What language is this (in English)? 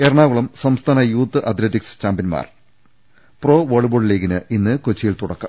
Malayalam